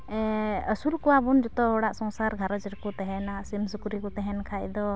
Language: Santali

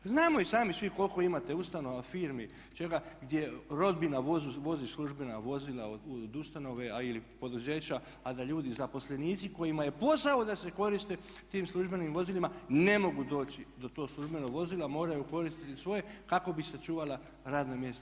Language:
Croatian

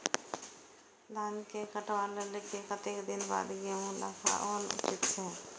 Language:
Maithili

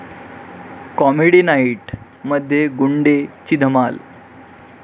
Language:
Marathi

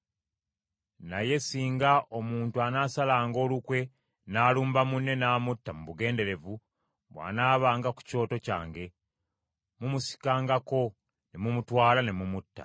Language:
Ganda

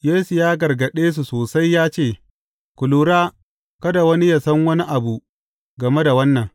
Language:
Hausa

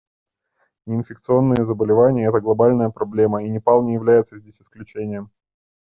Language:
Russian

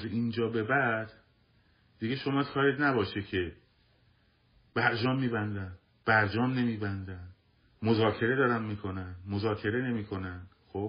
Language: Persian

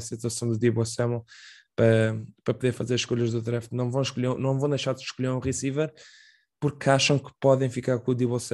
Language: Portuguese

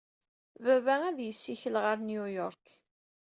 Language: Kabyle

